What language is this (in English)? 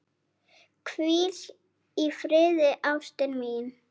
Icelandic